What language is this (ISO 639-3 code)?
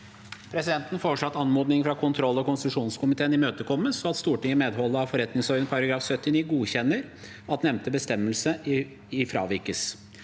nor